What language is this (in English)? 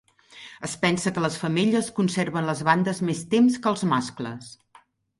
Catalan